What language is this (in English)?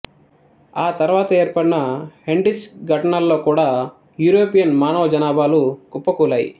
Telugu